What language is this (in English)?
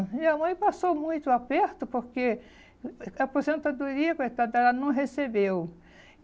Portuguese